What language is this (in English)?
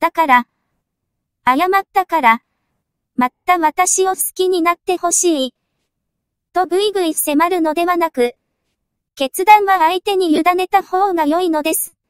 Japanese